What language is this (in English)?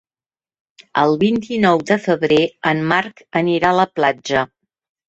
Catalan